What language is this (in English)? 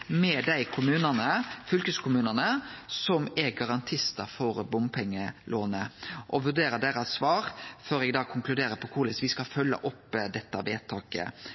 Norwegian Nynorsk